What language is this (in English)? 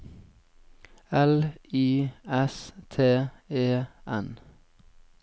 Norwegian